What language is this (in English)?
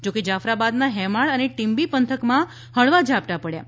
Gujarati